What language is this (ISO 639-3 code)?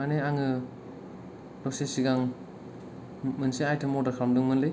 brx